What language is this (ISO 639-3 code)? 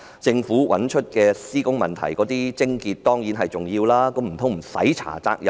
yue